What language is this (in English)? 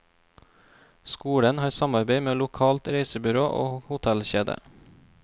Norwegian